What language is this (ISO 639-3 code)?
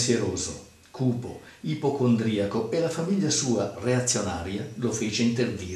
ita